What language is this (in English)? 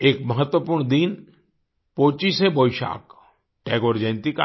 Hindi